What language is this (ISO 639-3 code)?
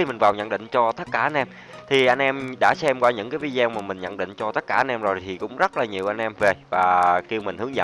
vie